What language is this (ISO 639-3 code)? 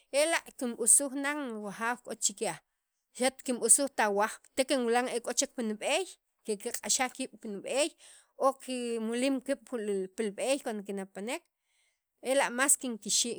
quv